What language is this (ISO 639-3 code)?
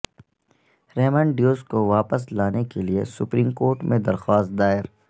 urd